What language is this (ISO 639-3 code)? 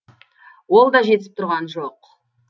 kaz